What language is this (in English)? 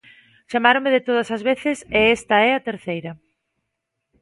Galician